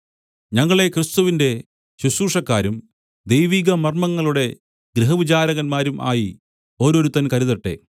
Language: Malayalam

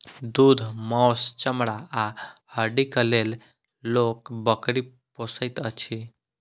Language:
Maithili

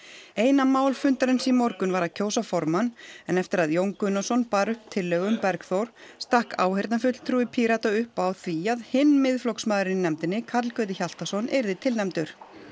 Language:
Icelandic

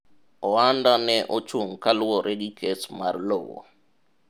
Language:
Luo (Kenya and Tanzania)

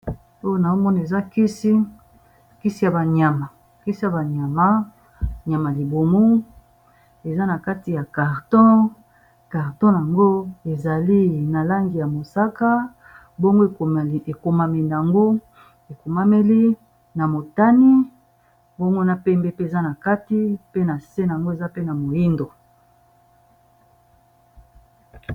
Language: Lingala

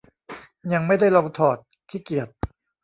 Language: Thai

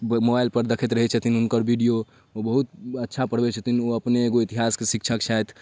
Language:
Maithili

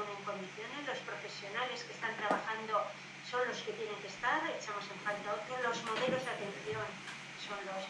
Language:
Spanish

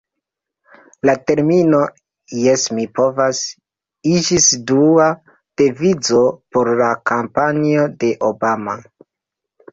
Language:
Esperanto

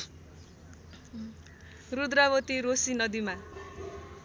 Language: Nepali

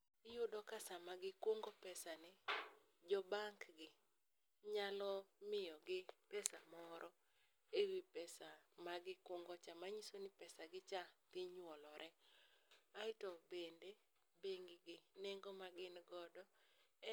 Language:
Luo (Kenya and Tanzania)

